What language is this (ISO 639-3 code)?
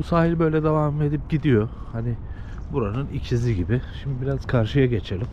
tur